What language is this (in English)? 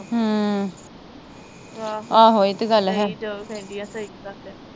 Punjabi